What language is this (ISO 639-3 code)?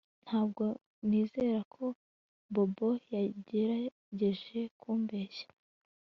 kin